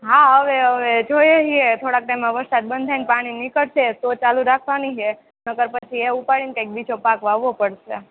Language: Gujarati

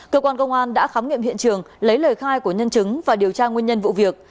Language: Vietnamese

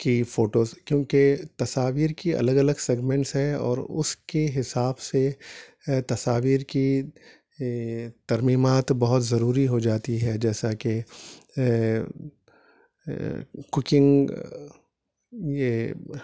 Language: Urdu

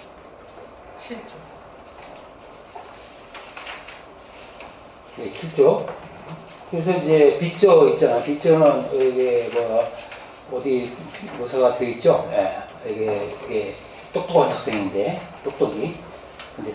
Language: Korean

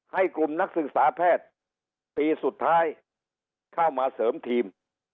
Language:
Thai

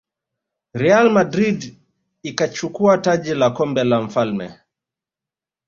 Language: Swahili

